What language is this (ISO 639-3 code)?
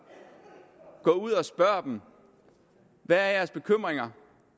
dan